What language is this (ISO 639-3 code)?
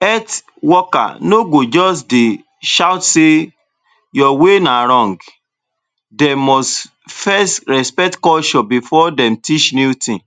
pcm